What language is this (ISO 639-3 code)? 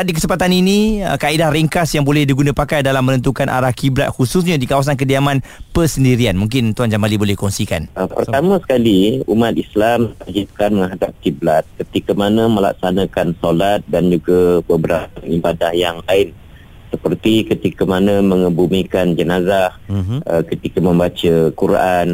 msa